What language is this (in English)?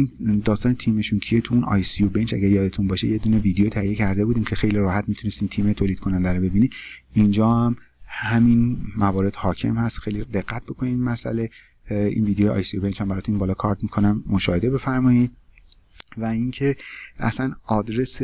Persian